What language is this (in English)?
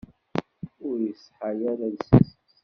Kabyle